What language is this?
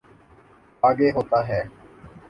Urdu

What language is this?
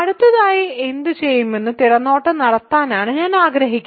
Malayalam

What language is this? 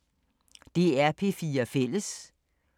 Danish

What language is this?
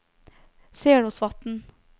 Norwegian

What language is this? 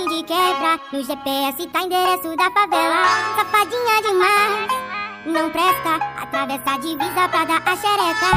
Indonesian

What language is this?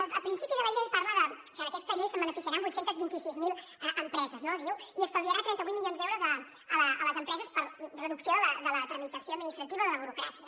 Catalan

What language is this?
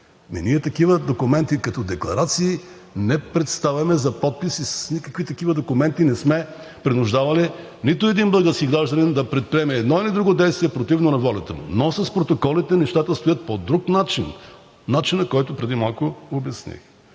Bulgarian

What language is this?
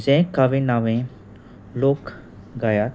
Konkani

